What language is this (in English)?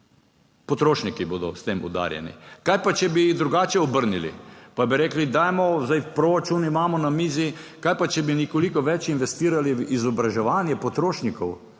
Slovenian